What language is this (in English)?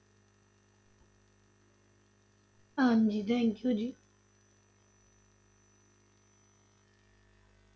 Punjabi